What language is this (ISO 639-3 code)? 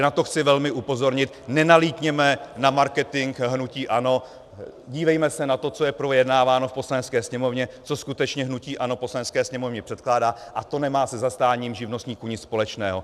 ces